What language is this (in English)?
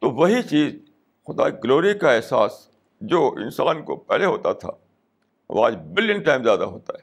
Urdu